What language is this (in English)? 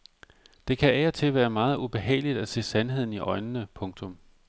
Danish